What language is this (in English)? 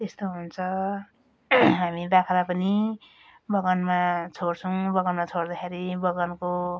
Nepali